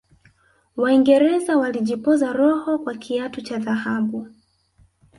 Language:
Swahili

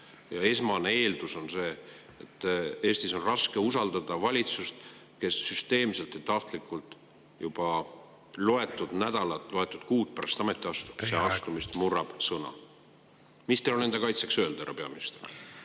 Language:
Estonian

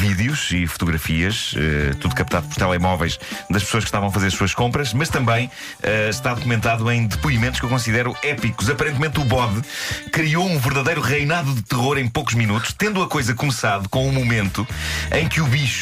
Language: Portuguese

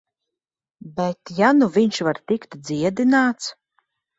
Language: Latvian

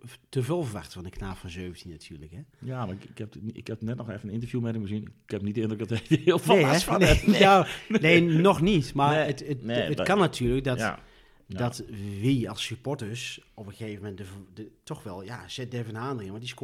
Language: Dutch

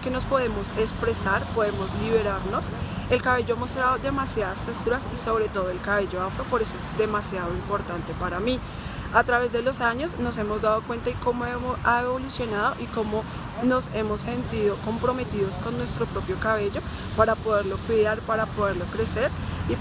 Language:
Spanish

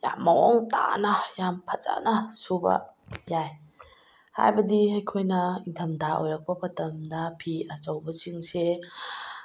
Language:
Manipuri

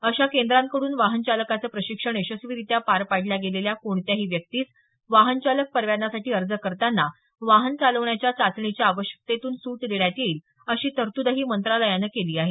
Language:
Marathi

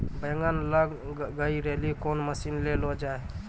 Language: Maithili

